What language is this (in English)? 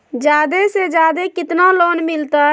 Magahi